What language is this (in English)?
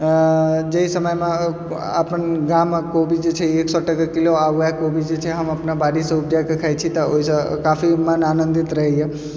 Maithili